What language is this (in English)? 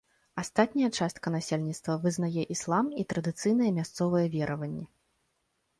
Belarusian